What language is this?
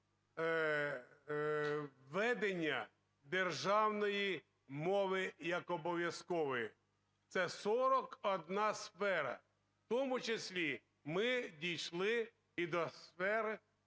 Ukrainian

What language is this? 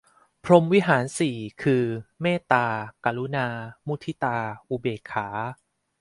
Thai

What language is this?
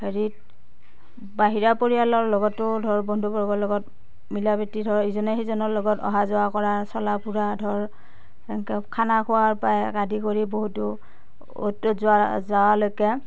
Assamese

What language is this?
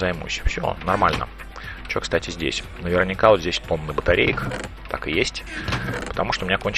Russian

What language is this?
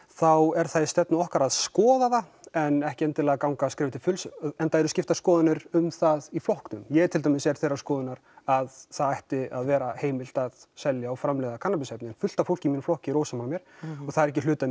Icelandic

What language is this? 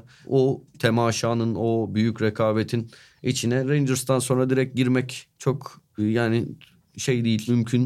Turkish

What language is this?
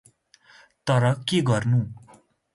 Nepali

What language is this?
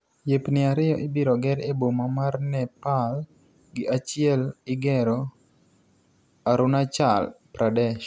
Luo (Kenya and Tanzania)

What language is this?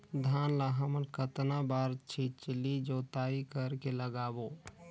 Chhattisgarhi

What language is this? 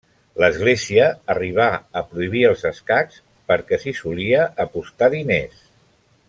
Catalan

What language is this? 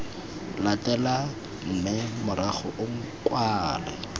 Tswana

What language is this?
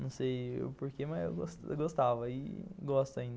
Portuguese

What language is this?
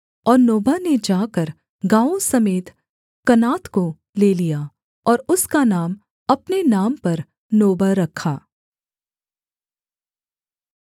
Hindi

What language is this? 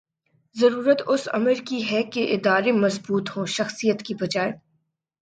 Urdu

